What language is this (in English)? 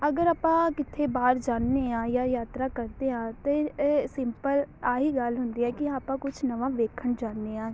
Punjabi